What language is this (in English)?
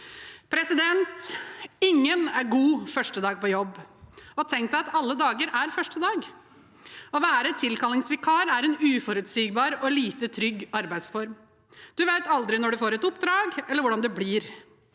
Norwegian